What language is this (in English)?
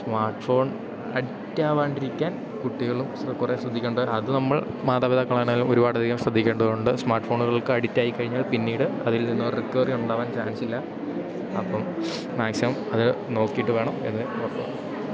Malayalam